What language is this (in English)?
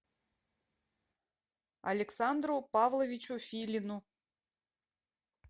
Russian